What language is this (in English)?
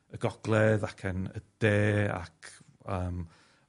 Welsh